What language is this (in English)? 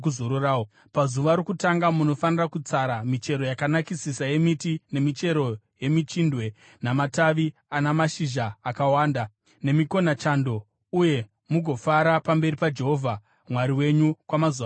Shona